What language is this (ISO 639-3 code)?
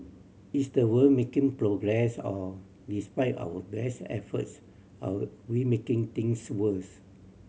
eng